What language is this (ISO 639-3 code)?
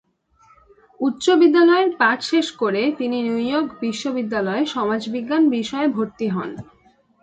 ben